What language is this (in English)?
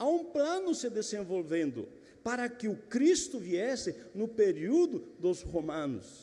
Portuguese